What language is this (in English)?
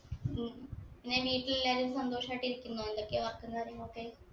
Malayalam